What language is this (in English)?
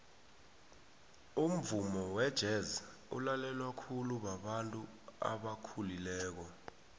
South Ndebele